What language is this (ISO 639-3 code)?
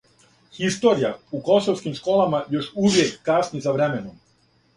srp